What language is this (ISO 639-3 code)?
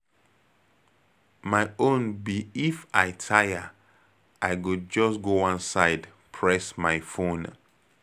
pcm